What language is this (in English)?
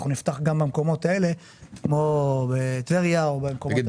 Hebrew